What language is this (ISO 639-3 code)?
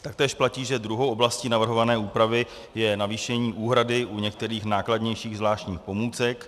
ces